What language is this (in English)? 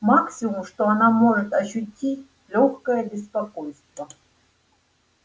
Russian